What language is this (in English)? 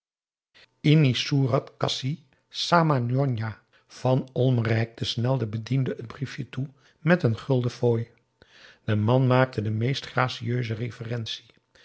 Dutch